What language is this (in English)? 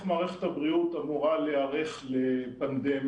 Hebrew